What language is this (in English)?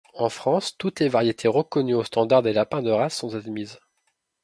French